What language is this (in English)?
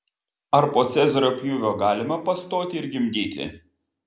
Lithuanian